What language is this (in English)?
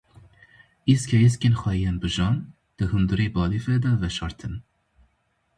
Kurdish